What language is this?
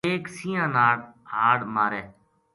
Gujari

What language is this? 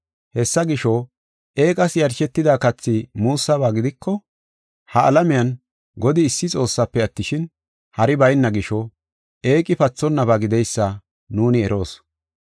Gofa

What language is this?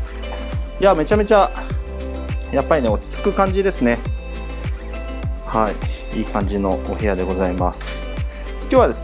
Japanese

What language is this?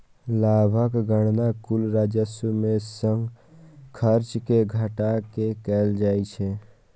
Maithili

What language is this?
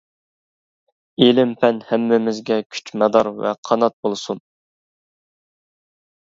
Uyghur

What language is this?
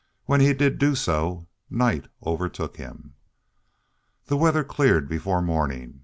English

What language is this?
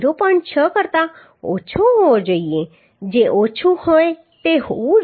Gujarati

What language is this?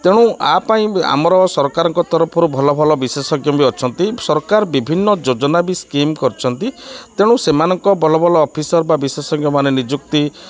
Odia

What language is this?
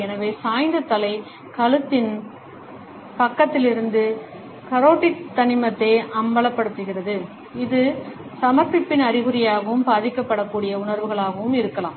Tamil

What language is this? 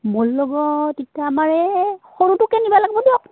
Assamese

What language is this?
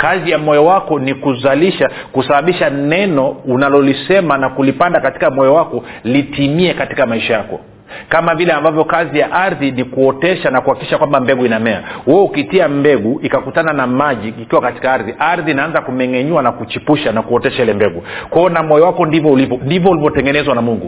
Swahili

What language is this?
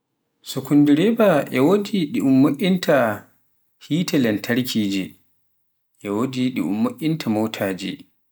Pular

